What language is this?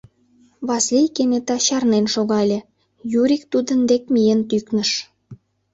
Mari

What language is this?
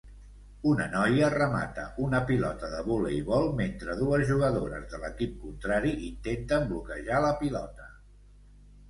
Catalan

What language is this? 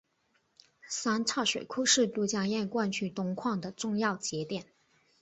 Chinese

